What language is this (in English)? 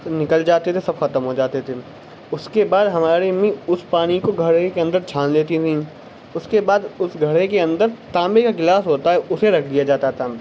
Urdu